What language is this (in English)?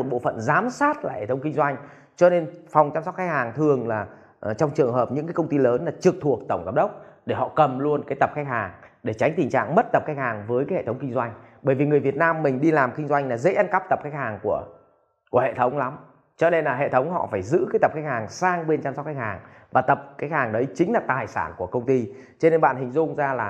Vietnamese